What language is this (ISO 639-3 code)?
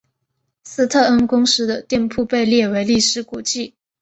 zho